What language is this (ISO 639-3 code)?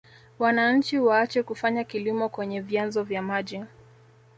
swa